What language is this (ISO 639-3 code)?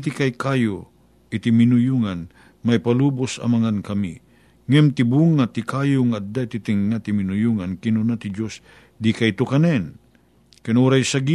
fil